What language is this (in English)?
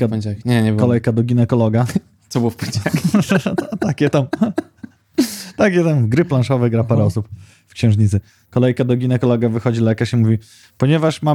Polish